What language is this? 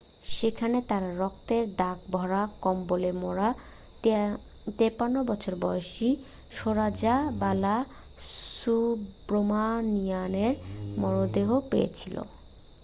Bangla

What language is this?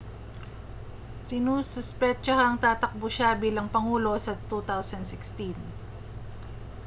Filipino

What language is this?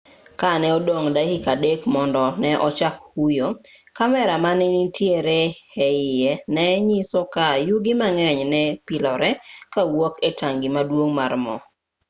Luo (Kenya and Tanzania)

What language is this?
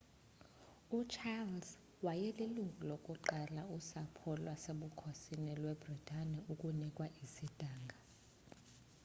Xhosa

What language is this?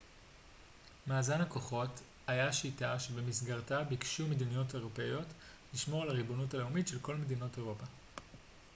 Hebrew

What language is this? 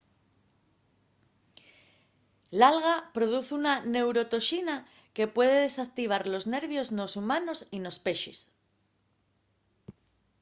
Asturian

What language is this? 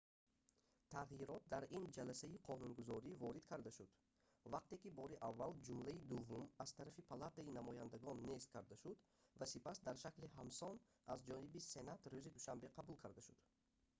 Tajik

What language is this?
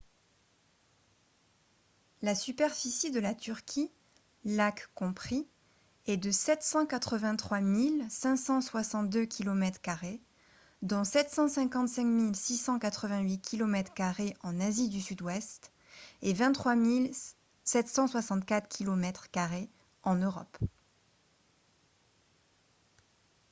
French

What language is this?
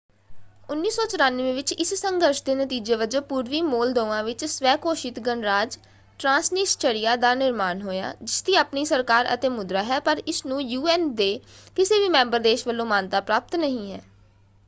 Punjabi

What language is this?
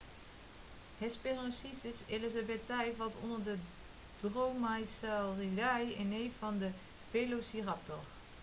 Dutch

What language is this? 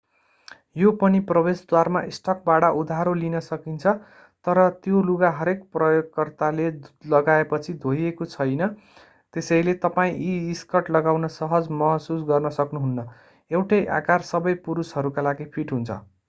Nepali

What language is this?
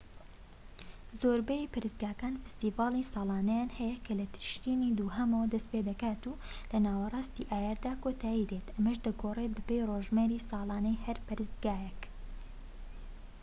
Central Kurdish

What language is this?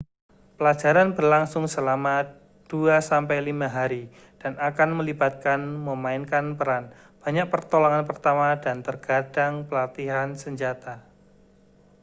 Indonesian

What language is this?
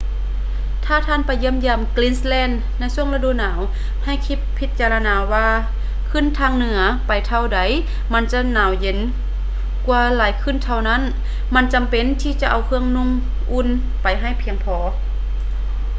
Lao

